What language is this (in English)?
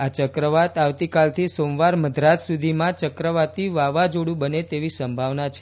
Gujarati